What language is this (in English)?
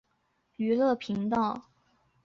Chinese